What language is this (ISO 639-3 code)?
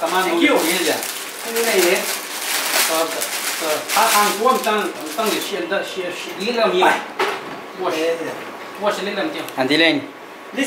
ind